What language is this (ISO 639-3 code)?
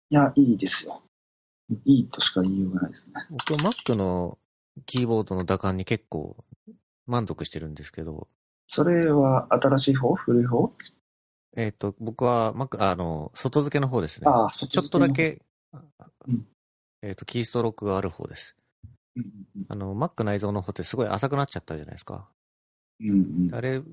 jpn